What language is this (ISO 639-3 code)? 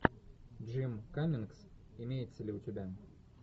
rus